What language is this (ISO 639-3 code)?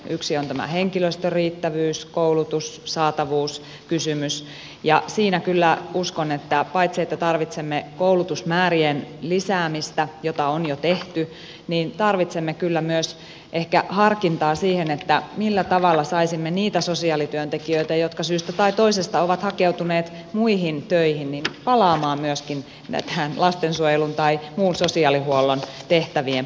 fin